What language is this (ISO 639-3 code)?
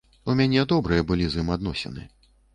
bel